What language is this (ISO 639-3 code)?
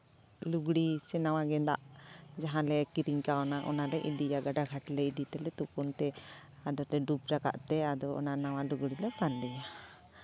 sat